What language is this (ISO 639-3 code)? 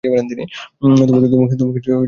ben